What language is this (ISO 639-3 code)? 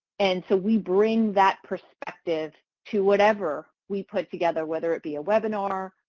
eng